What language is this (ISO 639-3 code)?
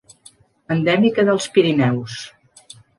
cat